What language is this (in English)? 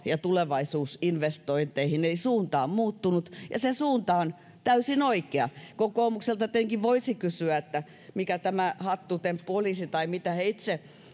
Finnish